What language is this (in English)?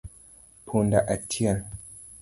Luo (Kenya and Tanzania)